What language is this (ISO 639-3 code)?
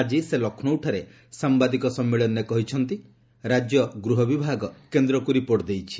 ori